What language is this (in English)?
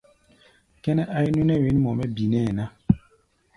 Gbaya